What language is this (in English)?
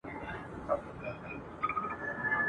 Pashto